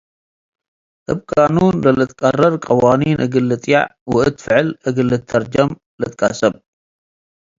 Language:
Tigre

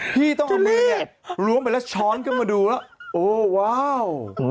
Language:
Thai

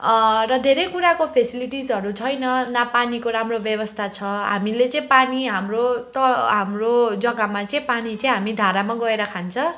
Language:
Nepali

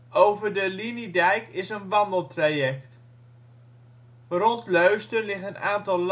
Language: Dutch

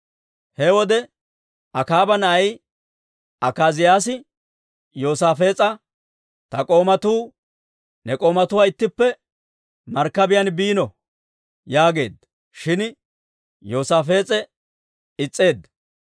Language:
Dawro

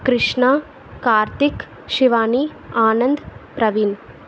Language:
Telugu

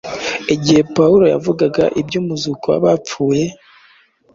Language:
Kinyarwanda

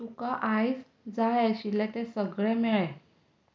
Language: Konkani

